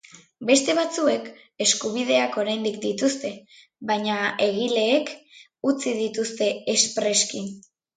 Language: Basque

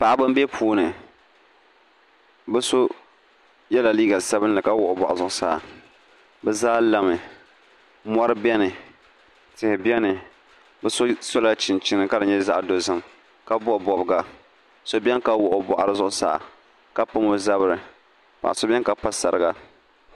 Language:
Dagbani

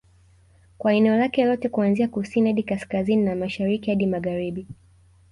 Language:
Swahili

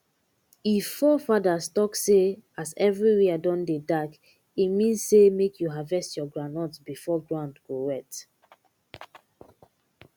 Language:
Nigerian Pidgin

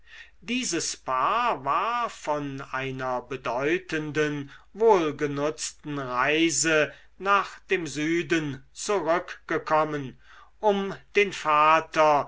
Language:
German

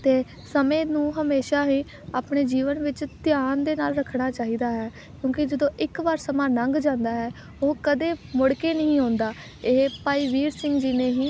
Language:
Punjabi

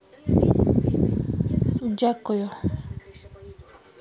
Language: Russian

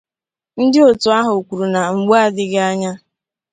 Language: Igbo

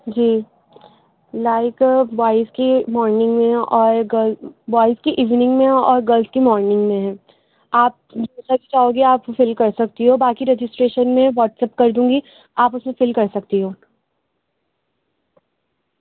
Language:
Urdu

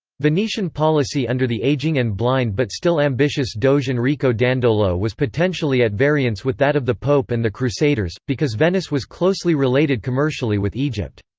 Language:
English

